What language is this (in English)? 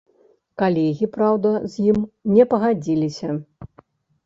Belarusian